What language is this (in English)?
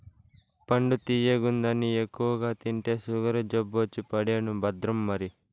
Telugu